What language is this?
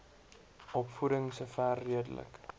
Afrikaans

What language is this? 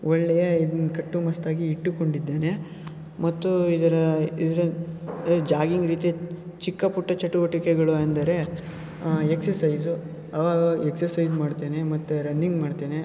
Kannada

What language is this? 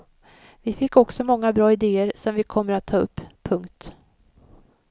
Swedish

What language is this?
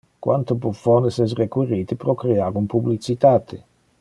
Interlingua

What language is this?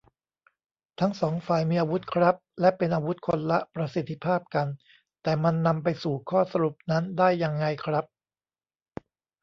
Thai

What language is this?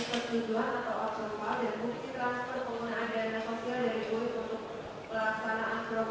Indonesian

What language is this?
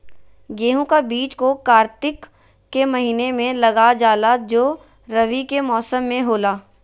Magahi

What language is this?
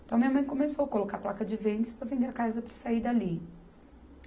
Portuguese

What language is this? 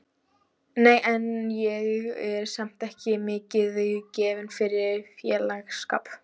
Icelandic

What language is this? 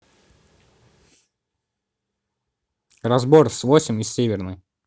Russian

